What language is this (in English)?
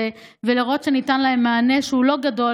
Hebrew